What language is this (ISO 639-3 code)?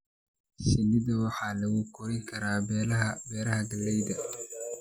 som